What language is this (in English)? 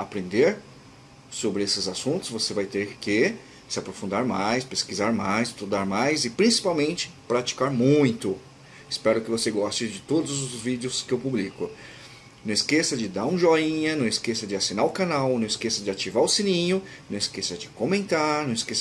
Portuguese